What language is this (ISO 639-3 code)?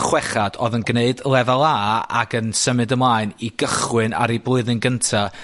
cym